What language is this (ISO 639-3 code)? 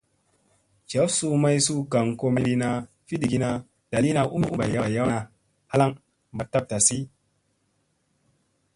mse